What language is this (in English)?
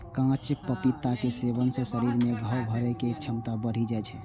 Maithili